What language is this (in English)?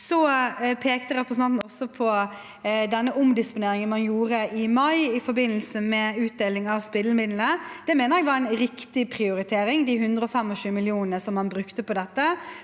Norwegian